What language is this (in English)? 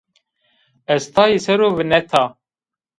Zaza